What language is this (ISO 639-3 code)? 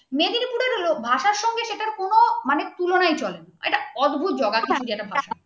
ben